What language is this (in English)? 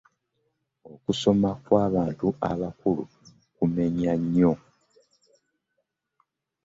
Ganda